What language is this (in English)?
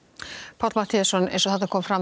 Icelandic